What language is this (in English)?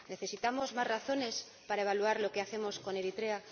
Spanish